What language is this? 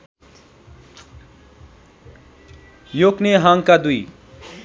Nepali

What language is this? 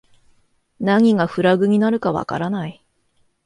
Japanese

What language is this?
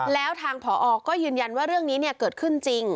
Thai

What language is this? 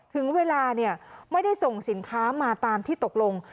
Thai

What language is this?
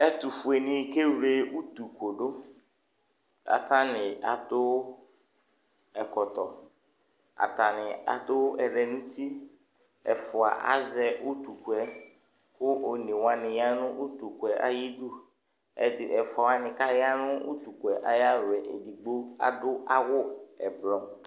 Ikposo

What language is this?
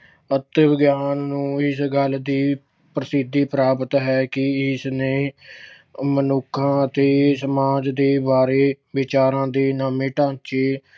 Punjabi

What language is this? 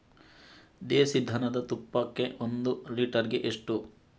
Kannada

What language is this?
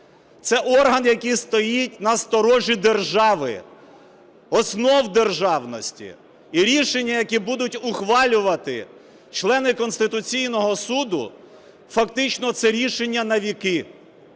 Ukrainian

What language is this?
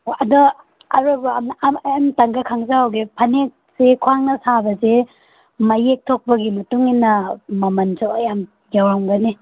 Manipuri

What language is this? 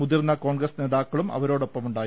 Malayalam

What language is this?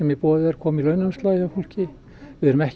Icelandic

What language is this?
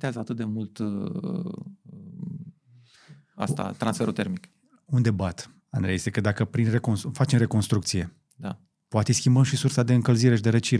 Romanian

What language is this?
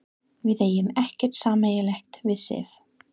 Icelandic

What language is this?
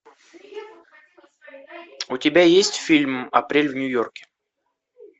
Russian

